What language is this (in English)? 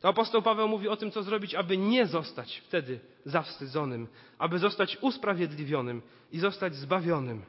Polish